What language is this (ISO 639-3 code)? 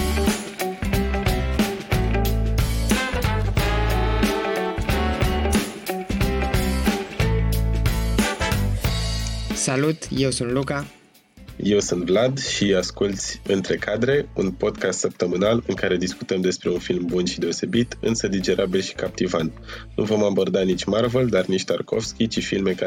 ron